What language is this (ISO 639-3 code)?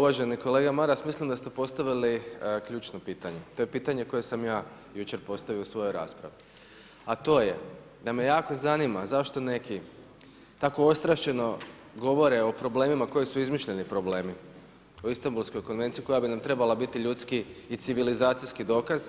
hrv